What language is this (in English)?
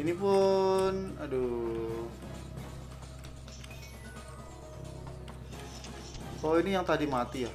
Indonesian